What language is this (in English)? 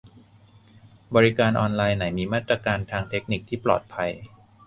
Thai